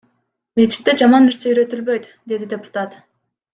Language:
Kyrgyz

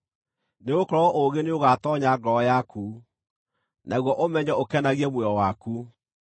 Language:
Kikuyu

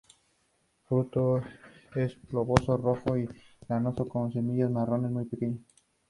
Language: Spanish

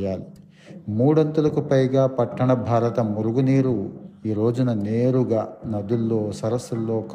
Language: Telugu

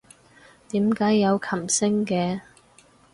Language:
Cantonese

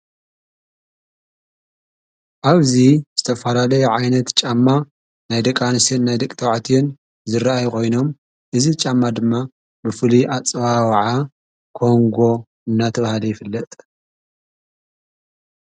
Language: Tigrinya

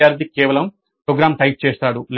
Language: Telugu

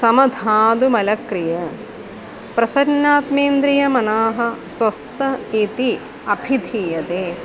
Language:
Sanskrit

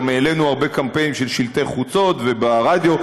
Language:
Hebrew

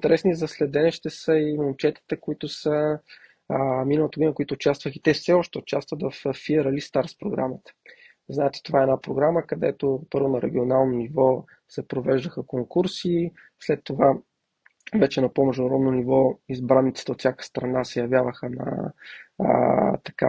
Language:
Bulgarian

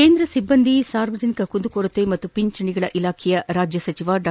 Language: Kannada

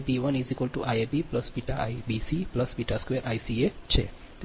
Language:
Gujarati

